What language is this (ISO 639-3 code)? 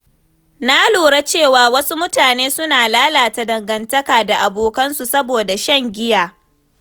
hau